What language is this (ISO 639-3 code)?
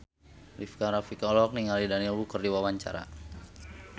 sun